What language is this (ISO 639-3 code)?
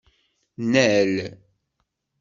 kab